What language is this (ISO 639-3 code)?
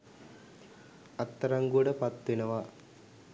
sin